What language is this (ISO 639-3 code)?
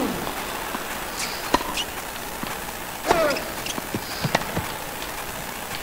nld